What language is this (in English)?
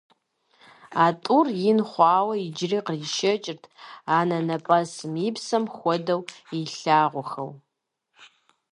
Kabardian